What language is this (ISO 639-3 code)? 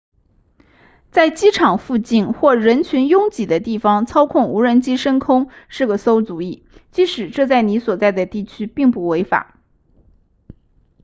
zho